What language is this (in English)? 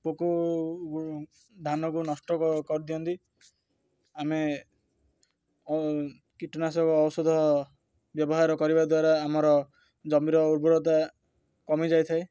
Odia